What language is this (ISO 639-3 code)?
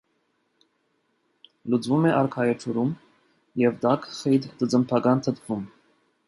hye